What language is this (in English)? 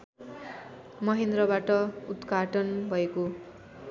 Nepali